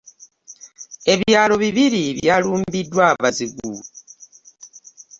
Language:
Ganda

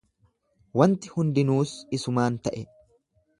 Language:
Oromo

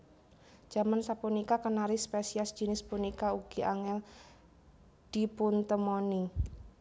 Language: Javanese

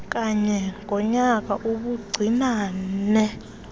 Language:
Xhosa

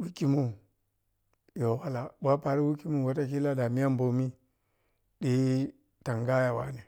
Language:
Piya-Kwonci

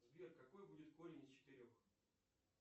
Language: Russian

